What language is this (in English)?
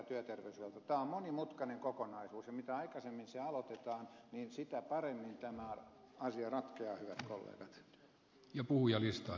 Finnish